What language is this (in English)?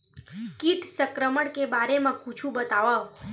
Chhattisgarhi